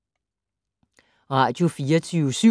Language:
Danish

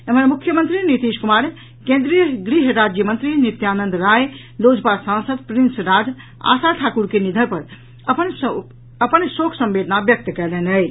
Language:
Maithili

